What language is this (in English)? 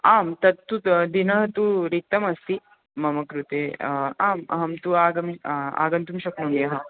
Sanskrit